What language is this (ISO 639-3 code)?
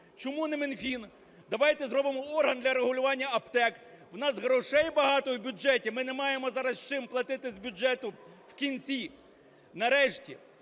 ukr